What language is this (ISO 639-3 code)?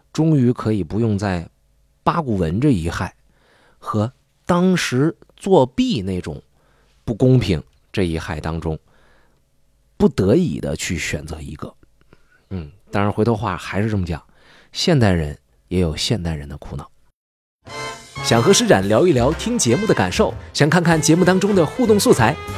zho